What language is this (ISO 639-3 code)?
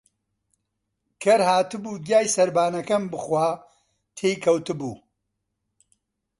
ckb